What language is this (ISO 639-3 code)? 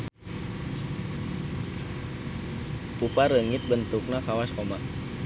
sun